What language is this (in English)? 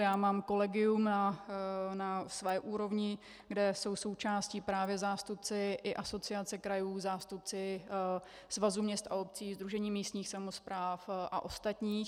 Czech